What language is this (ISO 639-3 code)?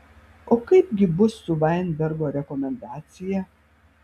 lit